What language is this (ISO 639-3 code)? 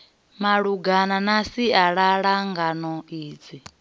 ven